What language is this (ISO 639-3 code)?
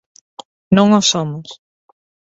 glg